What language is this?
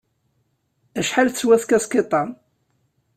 Kabyle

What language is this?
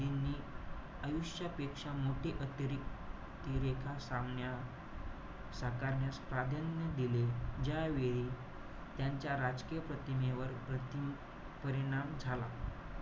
Marathi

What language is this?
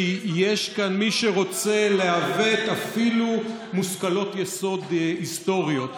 Hebrew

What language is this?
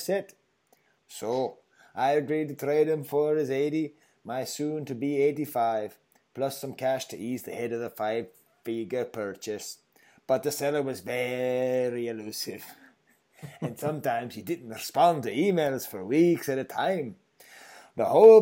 English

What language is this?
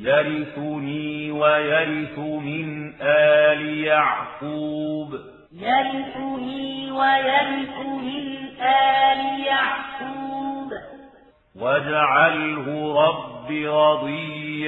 Arabic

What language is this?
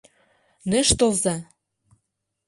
Mari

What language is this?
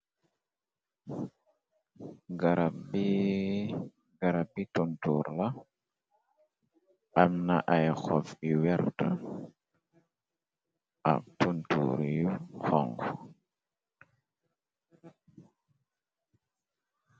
Wolof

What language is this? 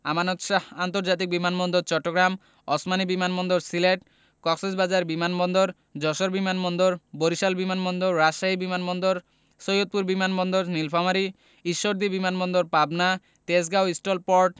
Bangla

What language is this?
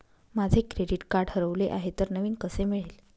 Marathi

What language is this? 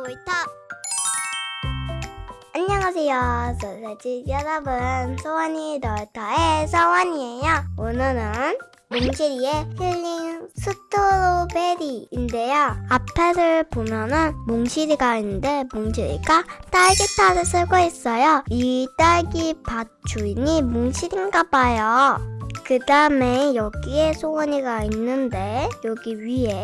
Korean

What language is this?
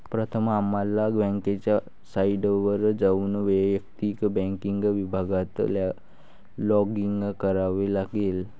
Marathi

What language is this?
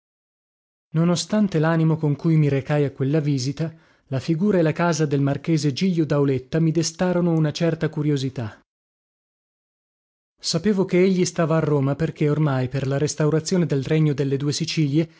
Italian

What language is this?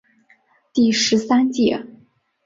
Chinese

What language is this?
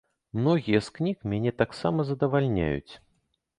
Belarusian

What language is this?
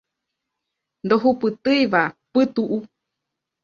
Guarani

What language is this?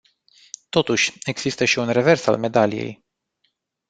Romanian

